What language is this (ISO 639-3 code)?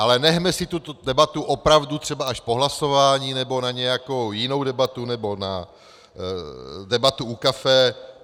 ces